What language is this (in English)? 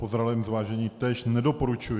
Czech